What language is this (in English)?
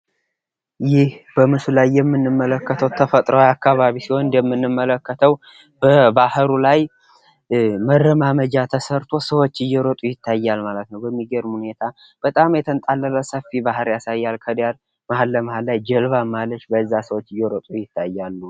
Amharic